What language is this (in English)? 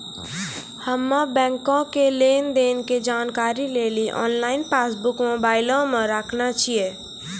Maithili